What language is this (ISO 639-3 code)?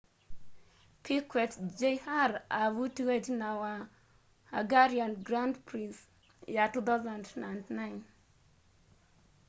kam